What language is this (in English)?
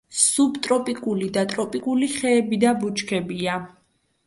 Georgian